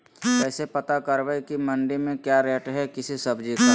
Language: Magahi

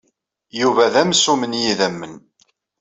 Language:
Kabyle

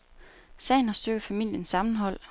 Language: Danish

